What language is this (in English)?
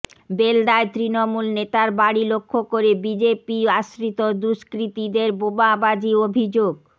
Bangla